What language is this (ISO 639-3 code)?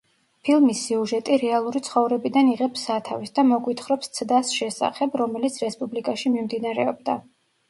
kat